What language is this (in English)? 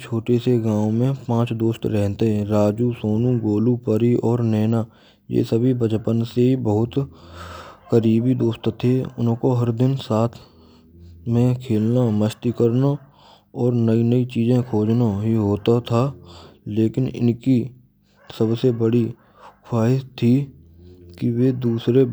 Braj